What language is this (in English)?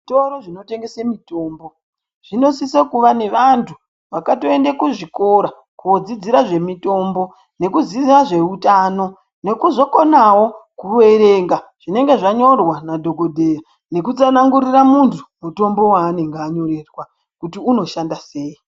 Ndau